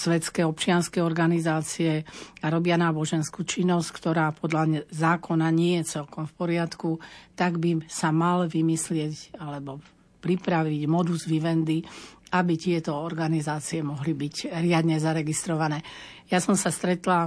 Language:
Slovak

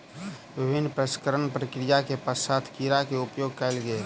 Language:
Maithili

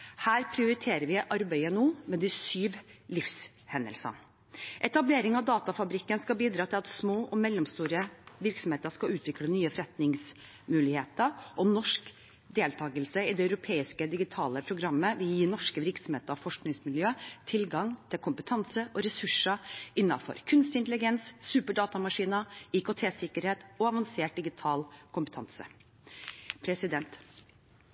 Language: Norwegian Bokmål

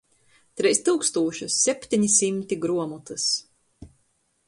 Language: Latgalian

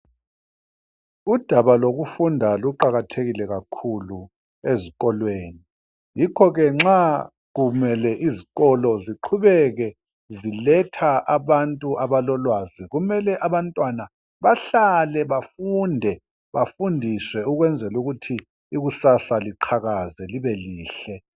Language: North Ndebele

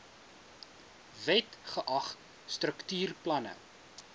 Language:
Afrikaans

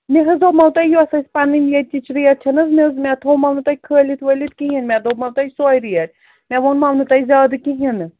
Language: Kashmiri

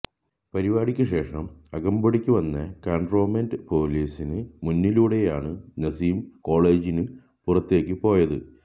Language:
Malayalam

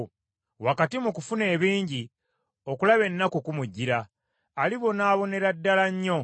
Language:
Ganda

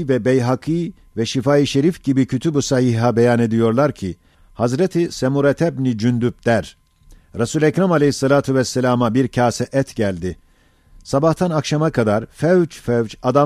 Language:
Turkish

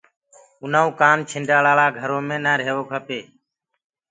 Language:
Gurgula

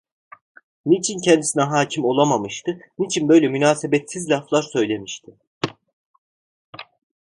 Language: Turkish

